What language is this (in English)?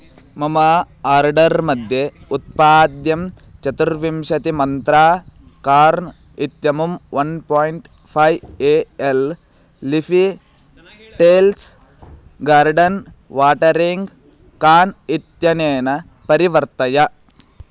Sanskrit